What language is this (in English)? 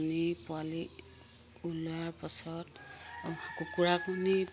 Assamese